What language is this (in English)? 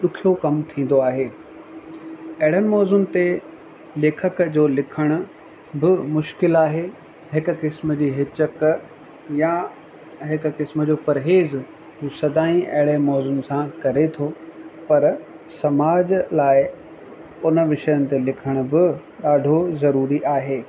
Sindhi